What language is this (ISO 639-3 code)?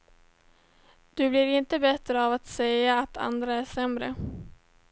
swe